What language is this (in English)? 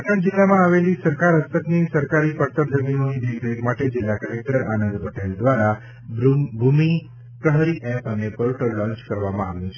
Gujarati